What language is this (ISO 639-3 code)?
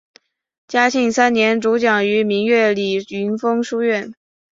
zho